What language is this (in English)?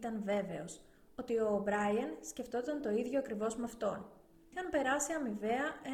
Greek